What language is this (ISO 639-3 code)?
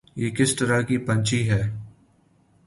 urd